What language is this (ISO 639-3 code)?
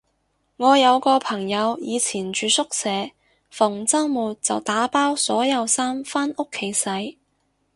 yue